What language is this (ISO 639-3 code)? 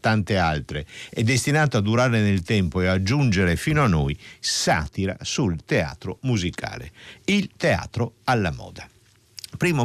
ita